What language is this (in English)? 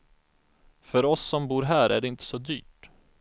Swedish